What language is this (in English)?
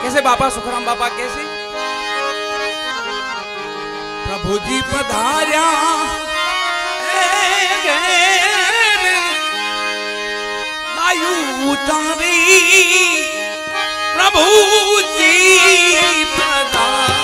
Arabic